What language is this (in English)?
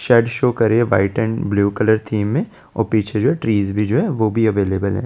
Hindi